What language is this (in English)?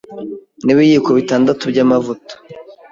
Kinyarwanda